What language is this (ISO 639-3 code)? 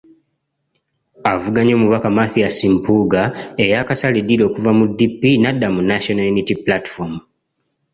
lug